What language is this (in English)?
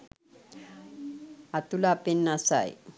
Sinhala